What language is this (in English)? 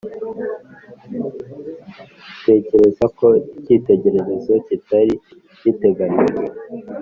Kinyarwanda